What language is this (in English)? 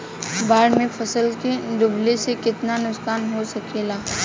Bhojpuri